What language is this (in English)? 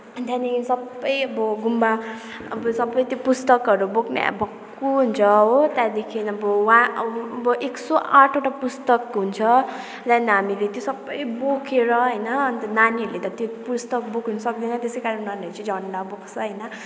Nepali